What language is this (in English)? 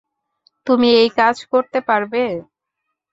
Bangla